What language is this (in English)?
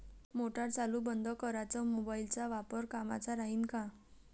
Marathi